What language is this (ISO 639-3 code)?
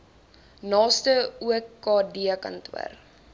afr